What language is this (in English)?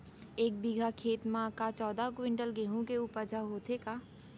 Chhattisgarhi